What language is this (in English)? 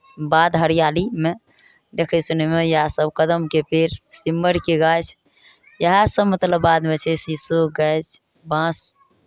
Maithili